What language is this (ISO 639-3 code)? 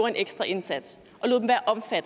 dan